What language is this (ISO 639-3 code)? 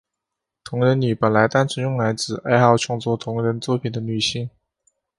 zho